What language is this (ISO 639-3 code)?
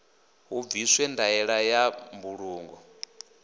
ven